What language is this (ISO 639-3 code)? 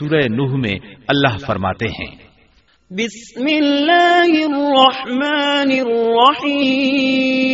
urd